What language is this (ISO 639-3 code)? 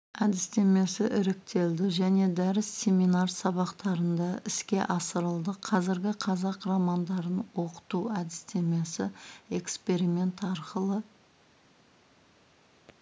kaz